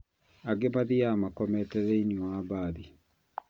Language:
Kikuyu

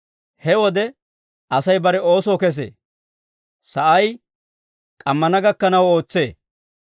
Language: Dawro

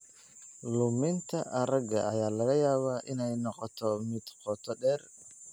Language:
Somali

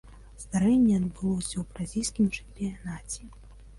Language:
Belarusian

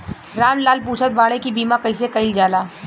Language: Bhojpuri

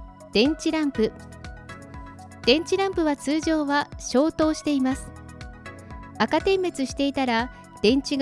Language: Japanese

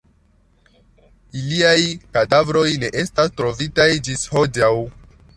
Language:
Esperanto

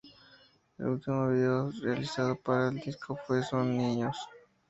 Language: Spanish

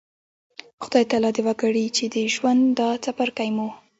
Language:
Pashto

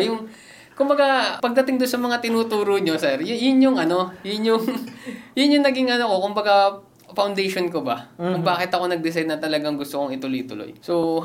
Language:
Filipino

